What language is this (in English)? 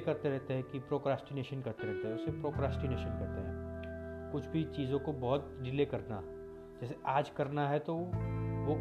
Hindi